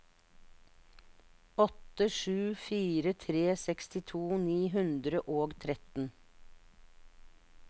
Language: Norwegian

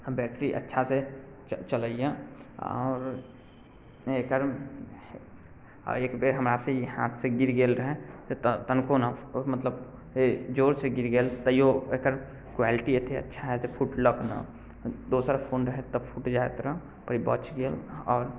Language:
Maithili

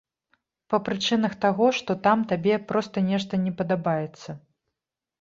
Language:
Belarusian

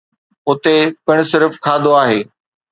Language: Sindhi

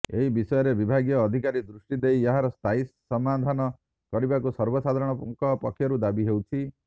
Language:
Odia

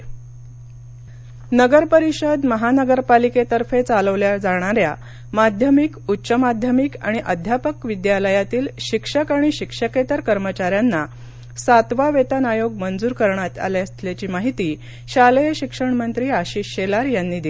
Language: Marathi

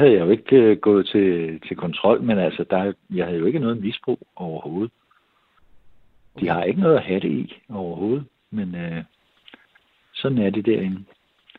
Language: Danish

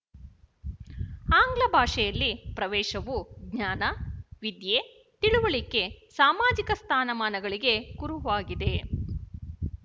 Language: Kannada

